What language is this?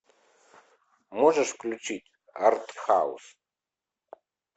Russian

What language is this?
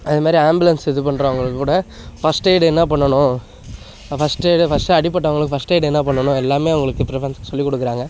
Tamil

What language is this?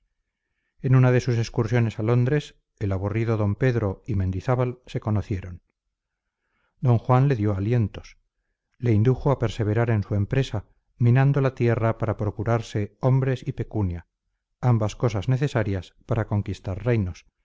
Spanish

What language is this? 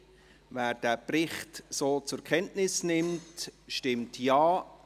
Swiss German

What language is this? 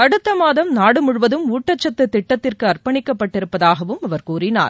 Tamil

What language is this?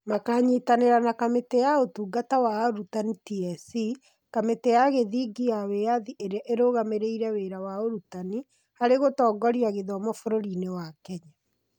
Kikuyu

